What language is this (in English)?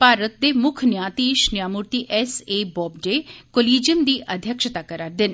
Dogri